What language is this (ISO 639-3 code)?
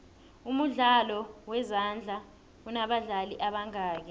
nbl